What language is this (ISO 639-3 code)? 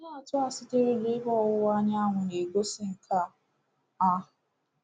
ibo